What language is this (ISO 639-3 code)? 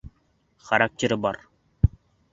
bak